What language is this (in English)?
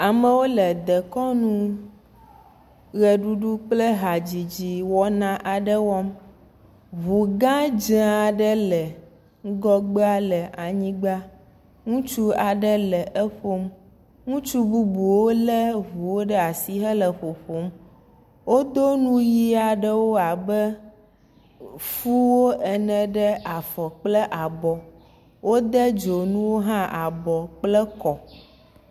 Ewe